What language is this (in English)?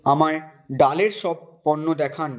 Bangla